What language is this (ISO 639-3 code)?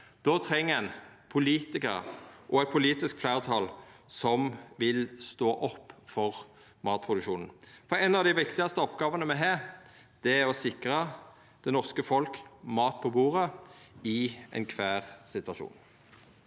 nor